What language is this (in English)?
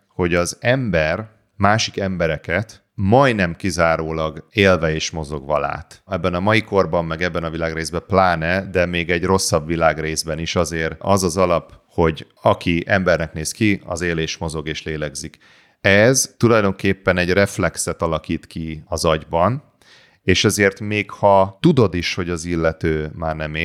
Hungarian